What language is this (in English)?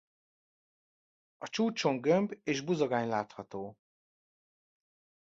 Hungarian